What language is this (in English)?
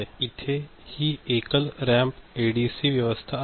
Marathi